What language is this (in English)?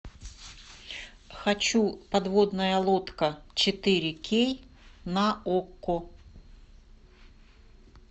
Russian